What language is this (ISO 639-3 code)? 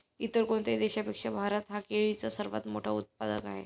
mar